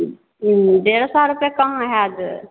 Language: Maithili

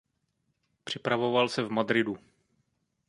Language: Czech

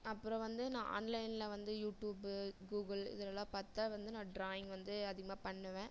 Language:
Tamil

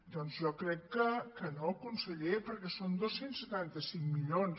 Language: Catalan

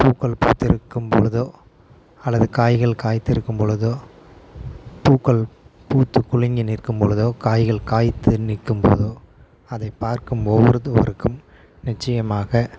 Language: Tamil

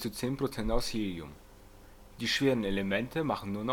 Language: German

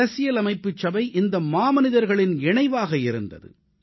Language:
Tamil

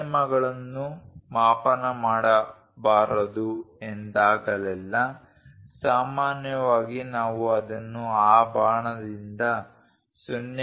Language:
Kannada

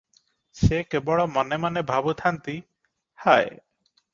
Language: Odia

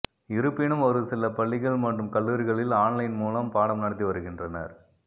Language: Tamil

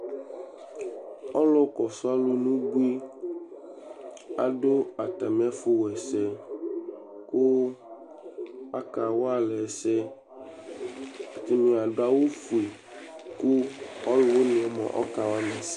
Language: Ikposo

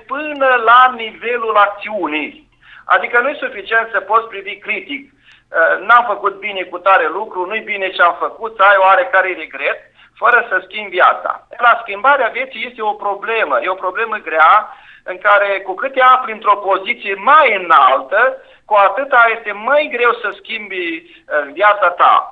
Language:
Romanian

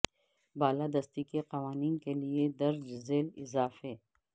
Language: Urdu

